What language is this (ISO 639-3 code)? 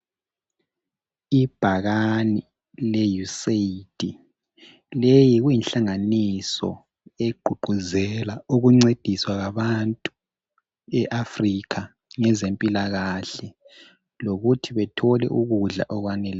nde